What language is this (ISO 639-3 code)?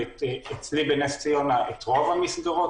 heb